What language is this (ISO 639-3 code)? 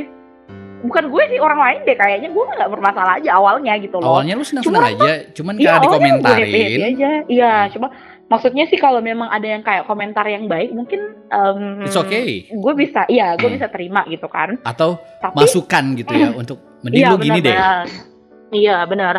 ind